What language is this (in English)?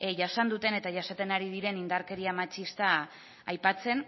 Basque